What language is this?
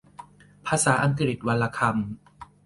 Thai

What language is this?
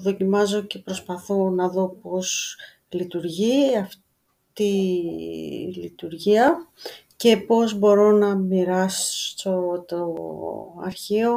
Greek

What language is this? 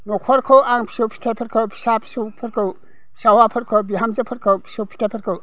Bodo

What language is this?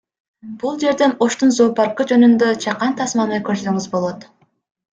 Kyrgyz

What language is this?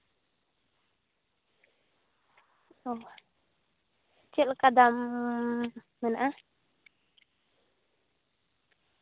Santali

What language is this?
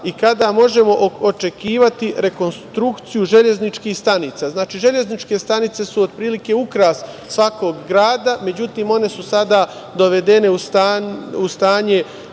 Serbian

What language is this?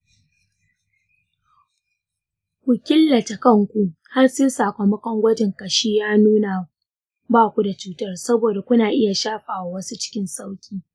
Hausa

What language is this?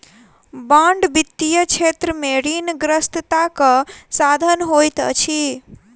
Maithili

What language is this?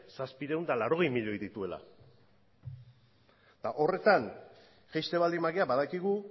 Basque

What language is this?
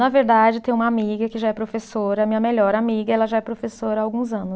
Portuguese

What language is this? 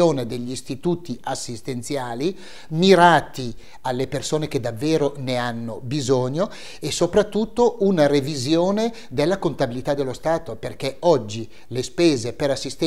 Italian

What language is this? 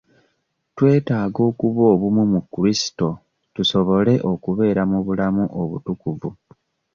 Ganda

